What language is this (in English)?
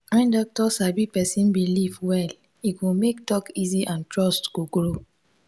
Nigerian Pidgin